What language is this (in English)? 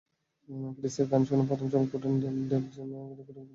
Bangla